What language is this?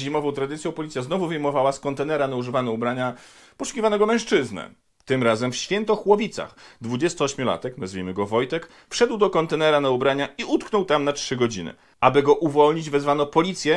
Polish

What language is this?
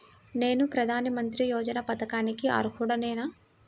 Telugu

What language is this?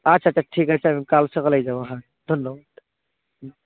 Bangla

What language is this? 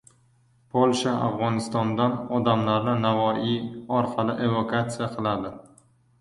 Uzbek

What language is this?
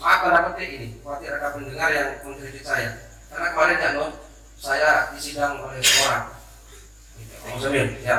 Indonesian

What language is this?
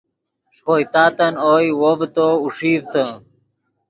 Yidgha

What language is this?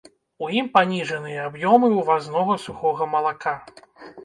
Belarusian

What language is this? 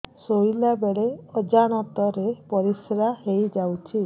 Odia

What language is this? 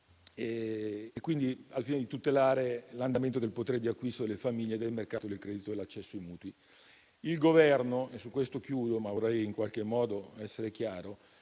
Italian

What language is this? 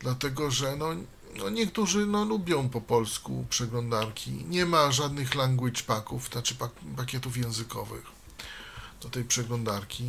Polish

